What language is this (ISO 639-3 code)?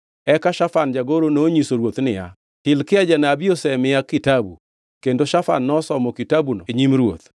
luo